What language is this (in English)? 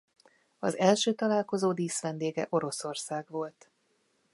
Hungarian